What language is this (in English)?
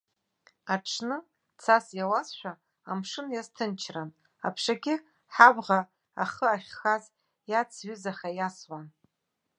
Abkhazian